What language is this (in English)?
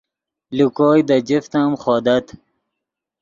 Yidgha